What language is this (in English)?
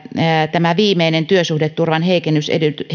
Finnish